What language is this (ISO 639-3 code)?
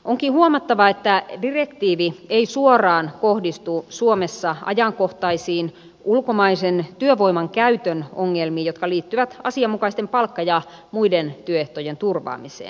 fin